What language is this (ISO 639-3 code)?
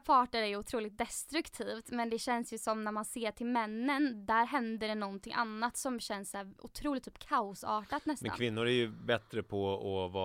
swe